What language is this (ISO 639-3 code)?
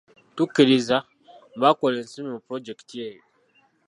lug